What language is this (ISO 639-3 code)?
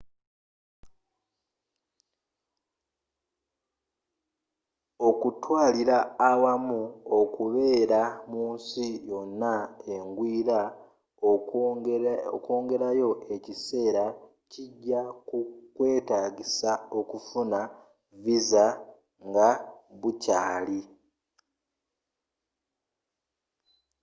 lug